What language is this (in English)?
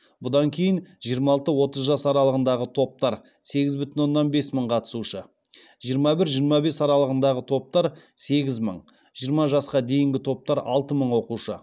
Kazakh